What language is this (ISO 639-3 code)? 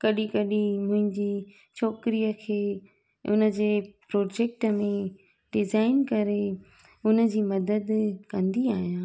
snd